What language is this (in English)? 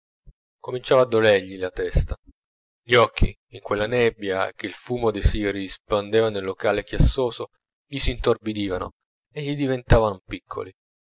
Italian